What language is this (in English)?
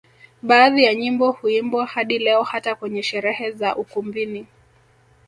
Swahili